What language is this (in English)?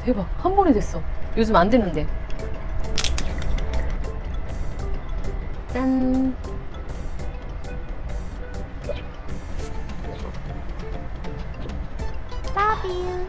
Korean